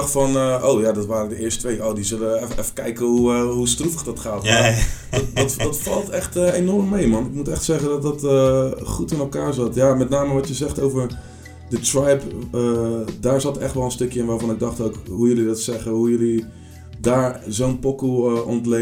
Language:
Dutch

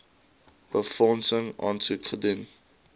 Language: Afrikaans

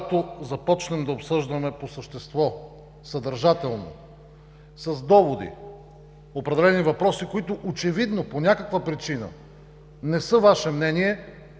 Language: Bulgarian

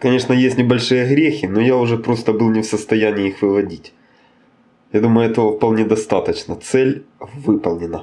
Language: Russian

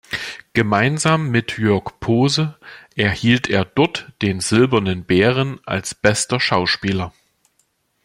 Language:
German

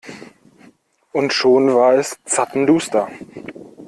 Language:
German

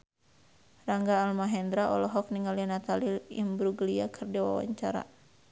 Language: Sundanese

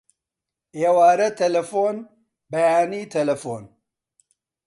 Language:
Central Kurdish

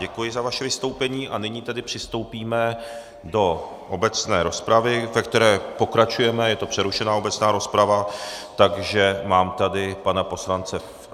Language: Czech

